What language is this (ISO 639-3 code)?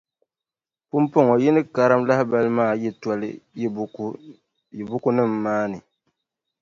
dag